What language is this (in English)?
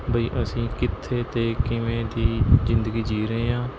Punjabi